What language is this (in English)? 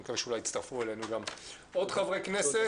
Hebrew